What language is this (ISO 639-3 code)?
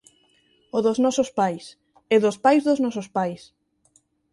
glg